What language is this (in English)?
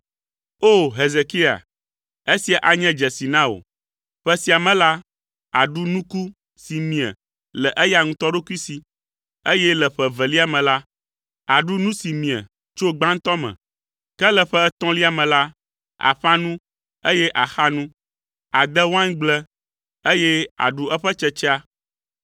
Ewe